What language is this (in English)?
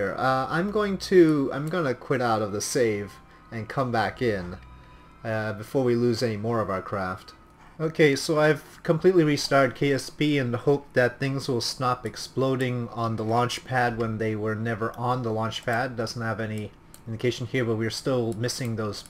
English